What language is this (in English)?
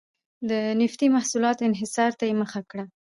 Pashto